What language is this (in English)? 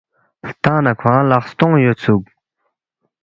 Balti